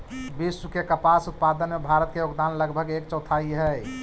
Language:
Magahi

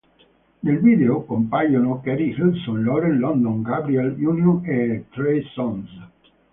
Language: Italian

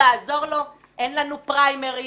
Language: Hebrew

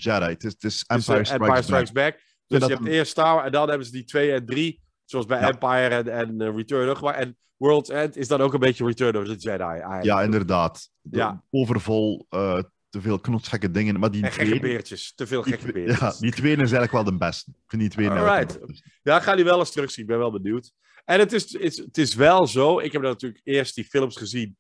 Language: Dutch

